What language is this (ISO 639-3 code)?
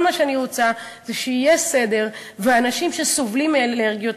heb